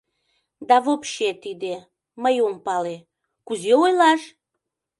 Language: Mari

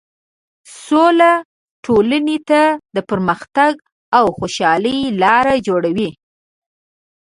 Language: Pashto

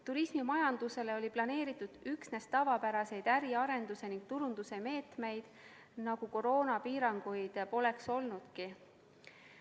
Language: Estonian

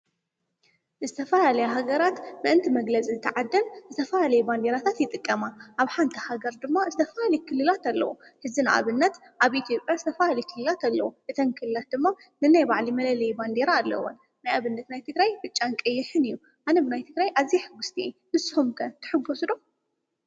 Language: Tigrinya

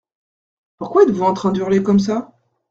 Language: French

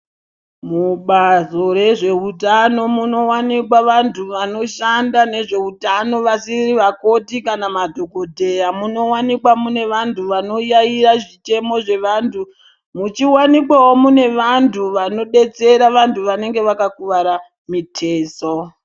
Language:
Ndau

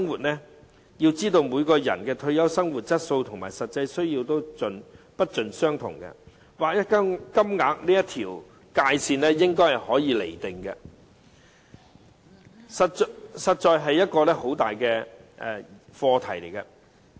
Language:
Cantonese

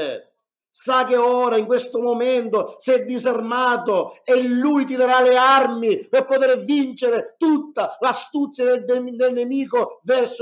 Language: Italian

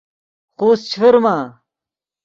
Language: Yidgha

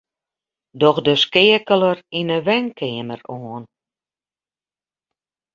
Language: Western Frisian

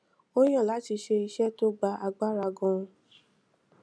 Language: Yoruba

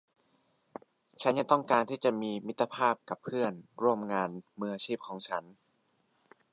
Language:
Thai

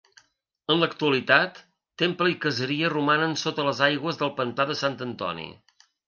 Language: Catalan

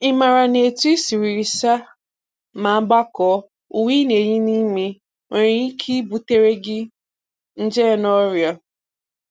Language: Igbo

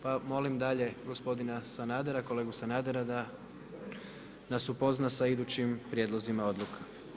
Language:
Croatian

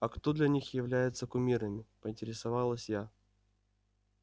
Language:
Russian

